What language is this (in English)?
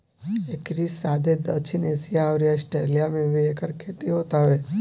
Bhojpuri